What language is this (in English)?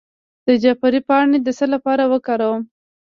Pashto